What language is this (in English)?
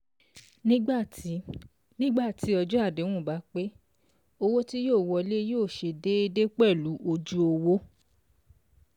Yoruba